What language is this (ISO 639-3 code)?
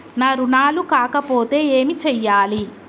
tel